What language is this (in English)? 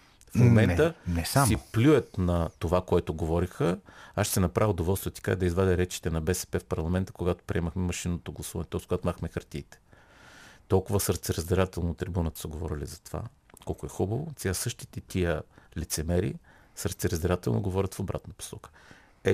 Bulgarian